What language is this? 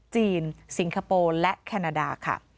Thai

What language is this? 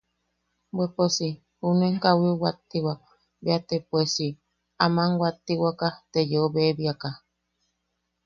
Yaqui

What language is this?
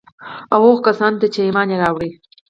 Pashto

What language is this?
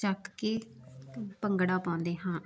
Punjabi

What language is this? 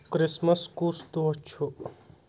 Kashmiri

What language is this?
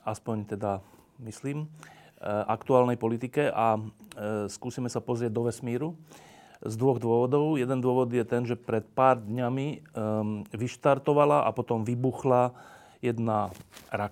Slovak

